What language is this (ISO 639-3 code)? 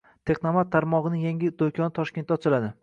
uzb